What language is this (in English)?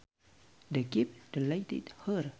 Sundanese